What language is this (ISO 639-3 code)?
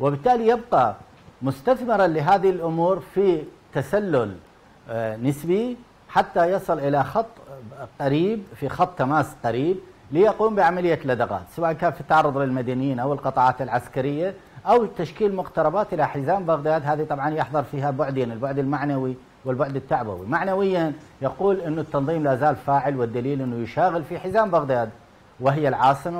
ara